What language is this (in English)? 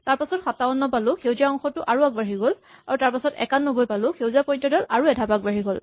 Assamese